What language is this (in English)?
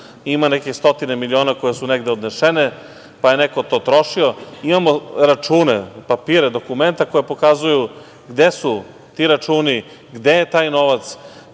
Serbian